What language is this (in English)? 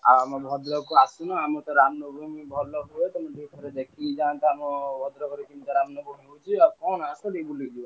Odia